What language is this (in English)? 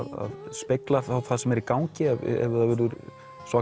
Icelandic